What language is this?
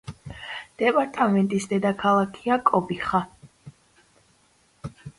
Georgian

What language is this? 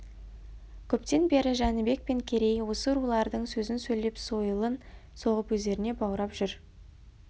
Kazakh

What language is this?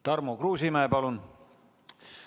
Estonian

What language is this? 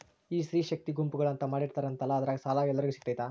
Kannada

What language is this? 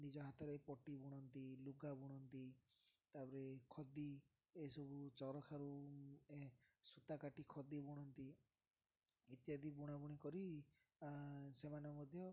Odia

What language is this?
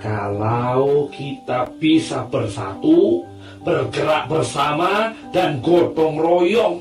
Indonesian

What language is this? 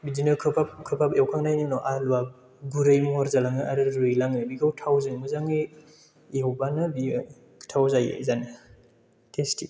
Bodo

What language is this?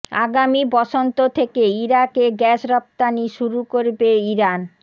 Bangla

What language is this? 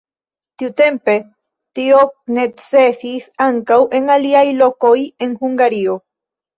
Esperanto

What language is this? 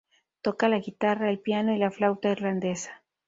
Spanish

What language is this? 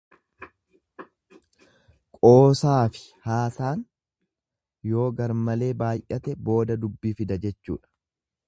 Oromo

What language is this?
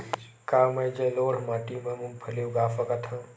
Chhattisgarhi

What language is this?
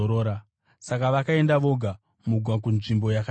Shona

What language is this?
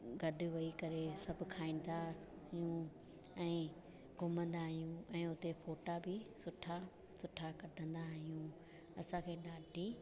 Sindhi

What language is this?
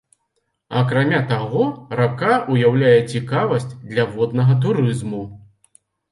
Belarusian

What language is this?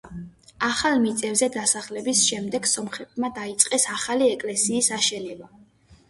Georgian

